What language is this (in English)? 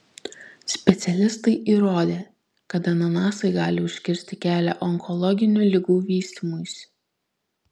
Lithuanian